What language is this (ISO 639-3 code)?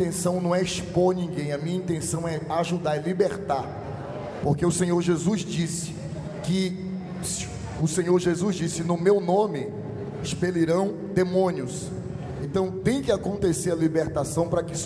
por